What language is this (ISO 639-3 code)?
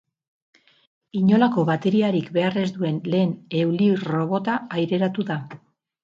eus